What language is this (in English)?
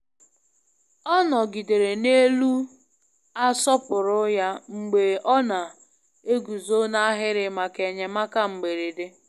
Igbo